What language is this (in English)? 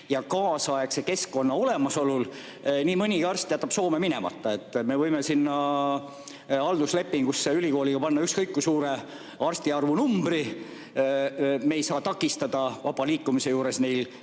Estonian